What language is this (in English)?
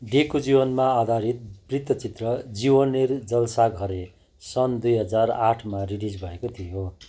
Nepali